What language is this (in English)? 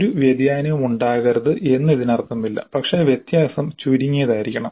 Malayalam